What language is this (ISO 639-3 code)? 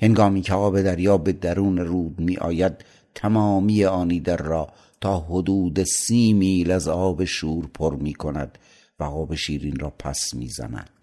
fas